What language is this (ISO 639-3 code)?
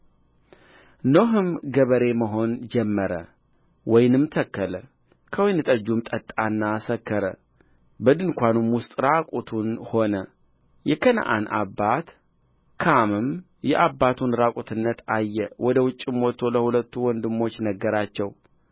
amh